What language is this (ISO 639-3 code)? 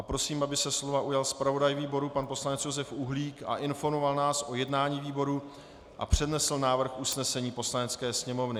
ces